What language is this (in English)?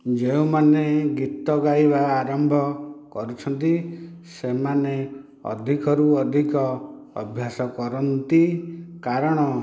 Odia